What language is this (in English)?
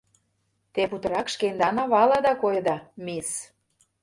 Mari